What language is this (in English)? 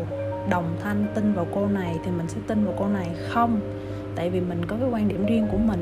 Vietnamese